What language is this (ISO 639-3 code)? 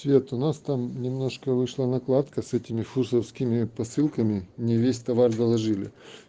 rus